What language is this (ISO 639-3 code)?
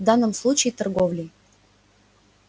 rus